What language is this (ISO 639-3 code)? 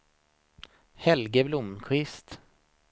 swe